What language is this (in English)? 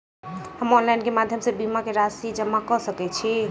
Maithili